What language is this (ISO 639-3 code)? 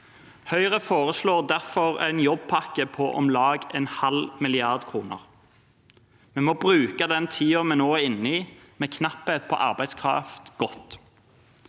nor